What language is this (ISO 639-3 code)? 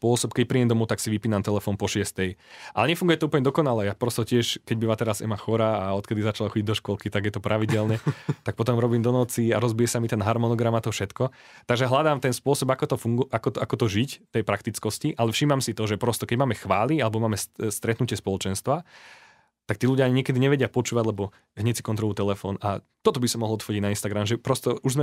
slk